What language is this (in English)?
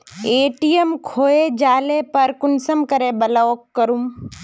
Magahi